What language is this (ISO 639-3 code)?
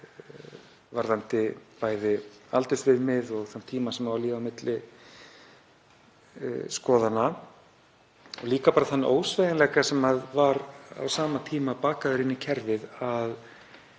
isl